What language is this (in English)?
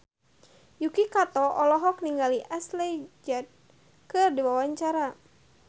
Sundanese